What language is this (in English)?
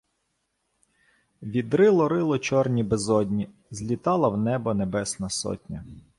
Ukrainian